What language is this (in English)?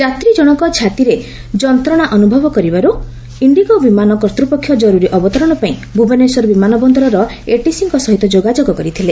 Odia